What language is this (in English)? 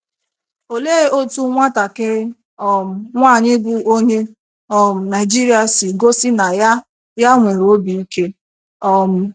Igbo